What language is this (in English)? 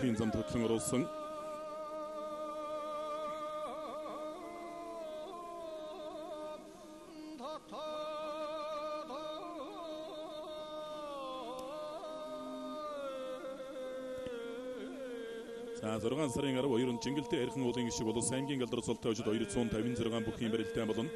Arabic